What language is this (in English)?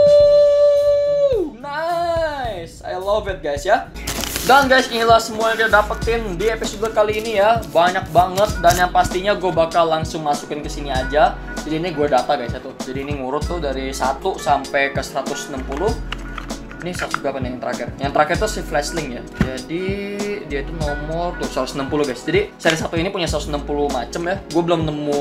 Indonesian